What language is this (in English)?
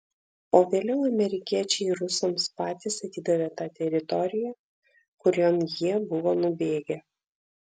Lithuanian